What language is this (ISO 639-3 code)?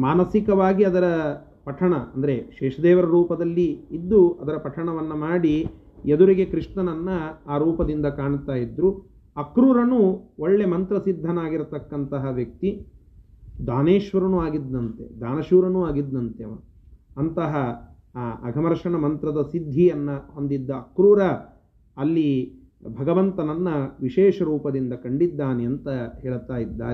kan